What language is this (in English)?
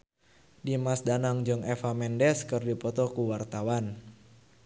Sundanese